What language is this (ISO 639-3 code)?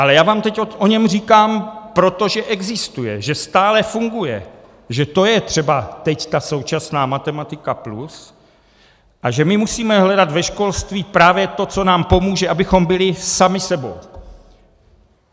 ces